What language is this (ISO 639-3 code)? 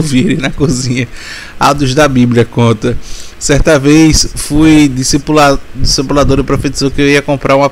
por